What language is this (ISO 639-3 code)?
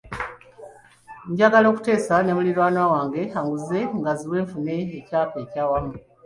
lug